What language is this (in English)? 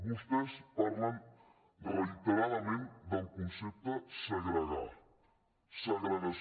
Catalan